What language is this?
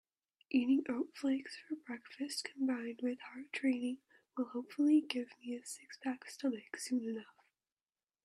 English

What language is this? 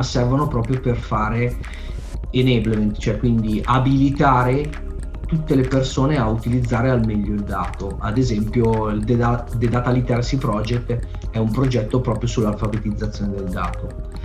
Italian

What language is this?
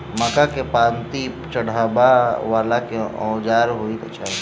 Maithili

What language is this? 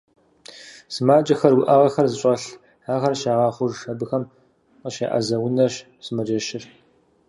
Kabardian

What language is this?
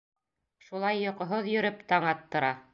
Bashkir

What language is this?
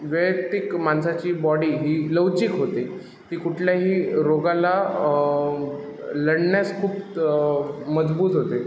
Marathi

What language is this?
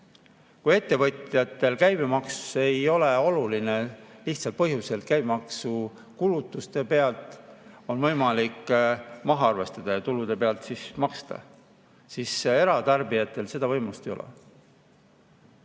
Estonian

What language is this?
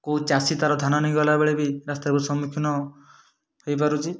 Odia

